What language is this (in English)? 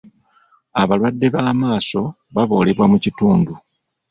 Ganda